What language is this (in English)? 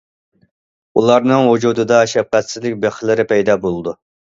Uyghur